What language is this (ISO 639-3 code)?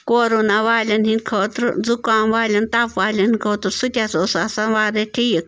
kas